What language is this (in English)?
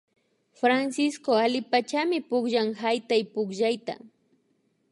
Imbabura Highland Quichua